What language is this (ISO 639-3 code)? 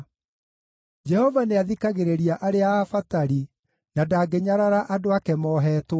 kik